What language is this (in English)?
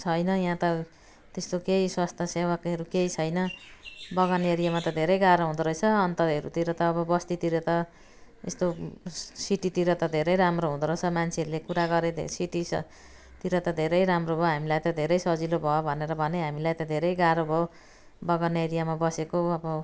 Nepali